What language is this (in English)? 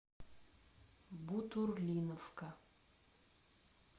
Russian